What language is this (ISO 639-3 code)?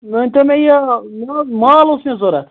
kas